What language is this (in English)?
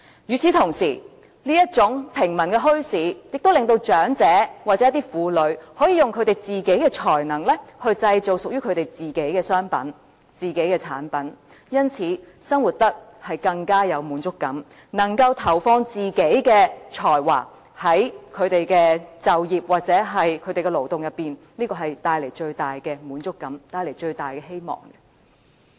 Cantonese